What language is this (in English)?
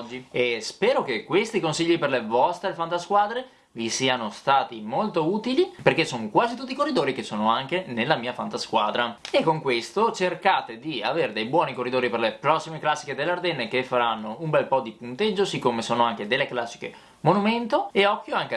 Italian